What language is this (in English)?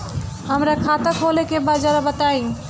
Bhojpuri